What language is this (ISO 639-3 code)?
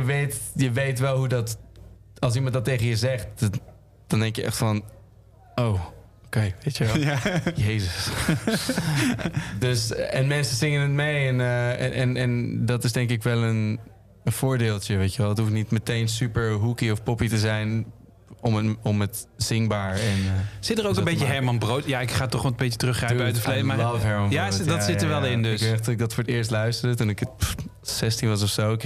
nld